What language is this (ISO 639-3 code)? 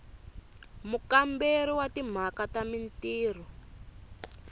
tso